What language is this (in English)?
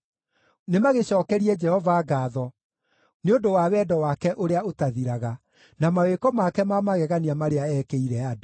Kikuyu